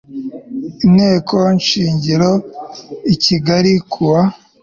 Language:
Kinyarwanda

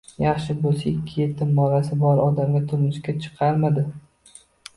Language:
Uzbek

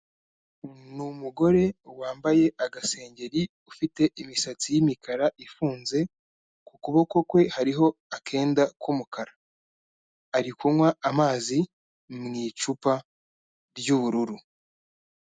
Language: Kinyarwanda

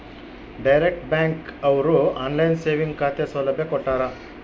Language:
Kannada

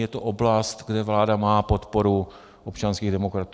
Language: Czech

